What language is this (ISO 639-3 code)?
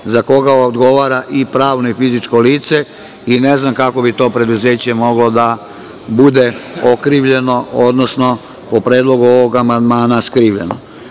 srp